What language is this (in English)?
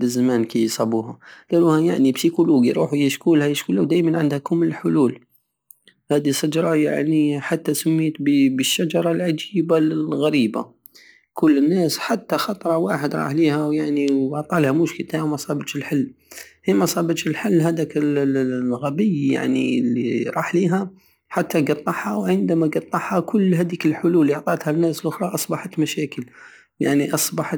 Algerian Saharan Arabic